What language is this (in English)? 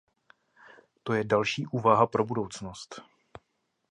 Czech